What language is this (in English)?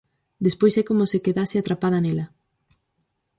Galician